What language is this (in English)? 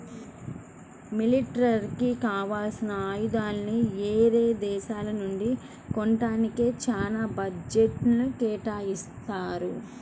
Telugu